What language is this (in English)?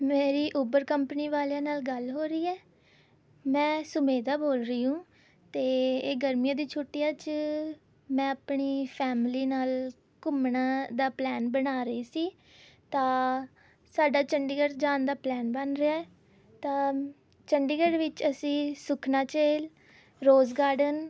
Punjabi